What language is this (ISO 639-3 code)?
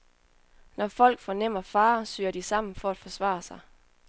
dan